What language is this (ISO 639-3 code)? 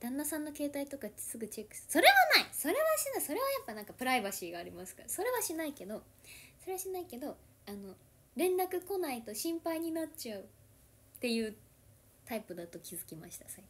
jpn